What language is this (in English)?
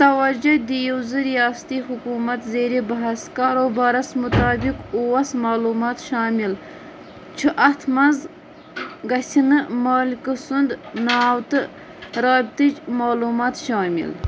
Kashmiri